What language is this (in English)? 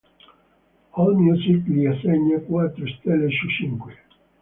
Italian